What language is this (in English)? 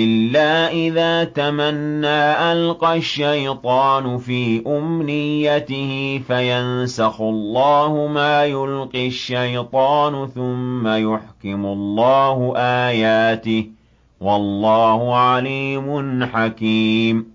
Arabic